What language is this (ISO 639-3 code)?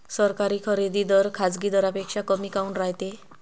mar